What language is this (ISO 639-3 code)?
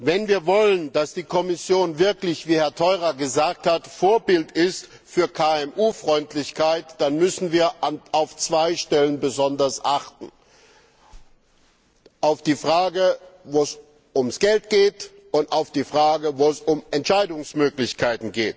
deu